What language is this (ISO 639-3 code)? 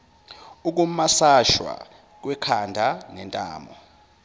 zul